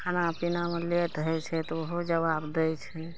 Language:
Maithili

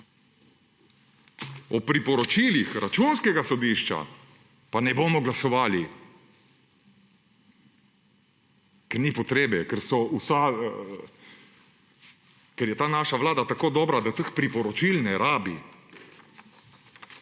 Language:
Slovenian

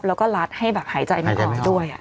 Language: Thai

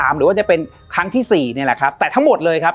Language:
Thai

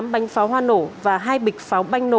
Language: Vietnamese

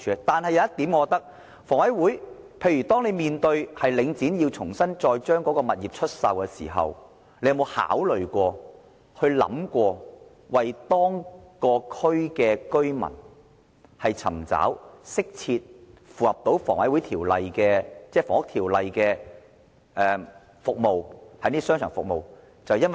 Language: Cantonese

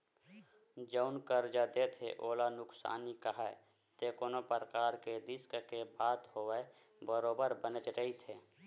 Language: Chhattisgarhi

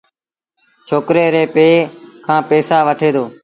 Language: Sindhi Bhil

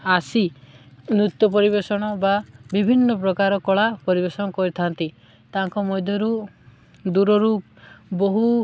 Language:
Odia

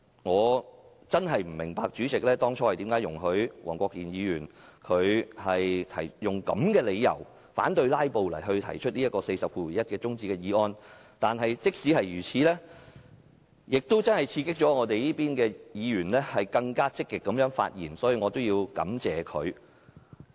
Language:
Cantonese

